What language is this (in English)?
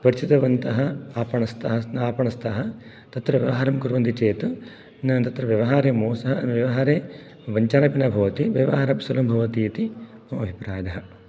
Sanskrit